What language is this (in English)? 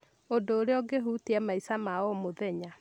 Kikuyu